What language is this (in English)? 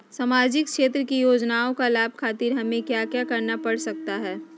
Magahi